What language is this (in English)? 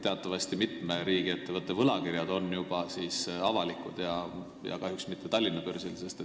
Estonian